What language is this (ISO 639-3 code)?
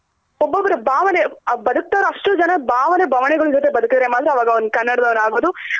kan